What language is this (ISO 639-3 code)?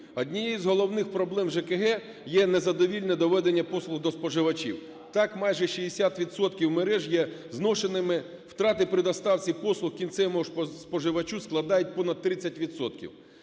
ukr